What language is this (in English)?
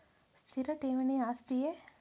Kannada